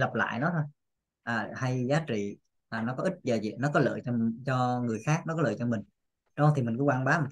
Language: Vietnamese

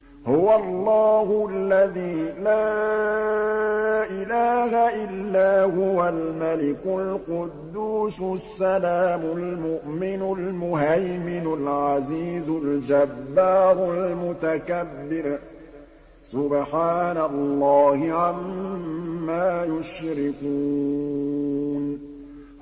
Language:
Arabic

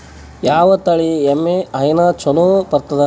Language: Kannada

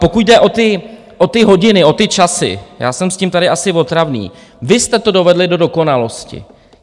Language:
Czech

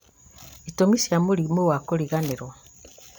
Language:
Kikuyu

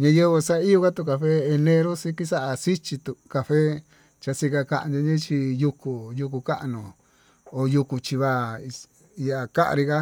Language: Tututepec Mixtec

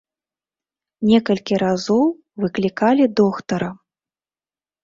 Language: Belarusian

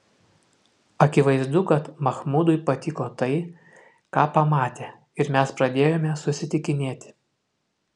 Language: Lithuanian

